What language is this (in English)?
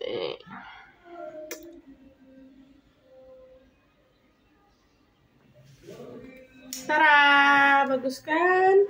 Indonesian